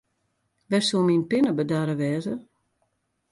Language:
Western Frisian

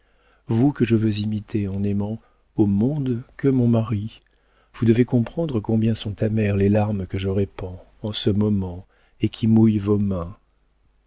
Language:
French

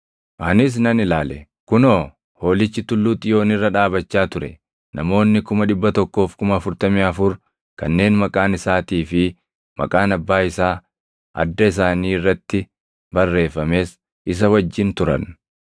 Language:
Oromo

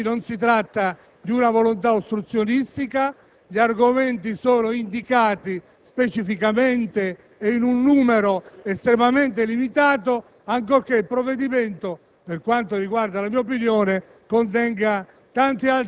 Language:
Italian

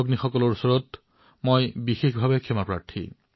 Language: Assamese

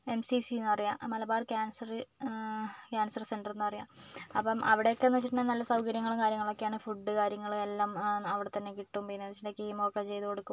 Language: Malayalam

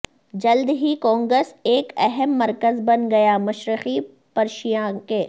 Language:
Urdu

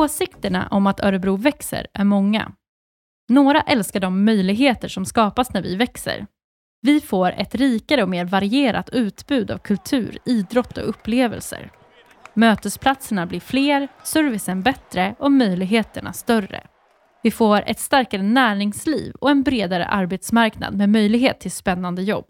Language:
Swedish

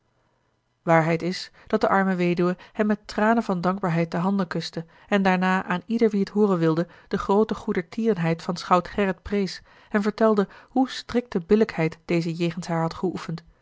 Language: Dutch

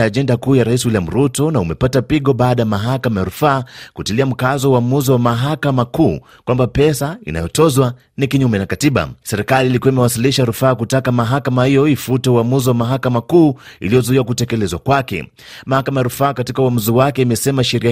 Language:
Swahili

